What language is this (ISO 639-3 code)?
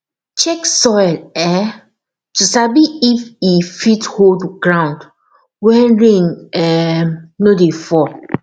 pcm